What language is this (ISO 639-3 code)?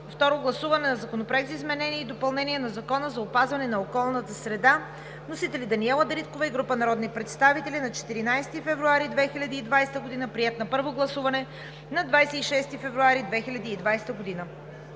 bul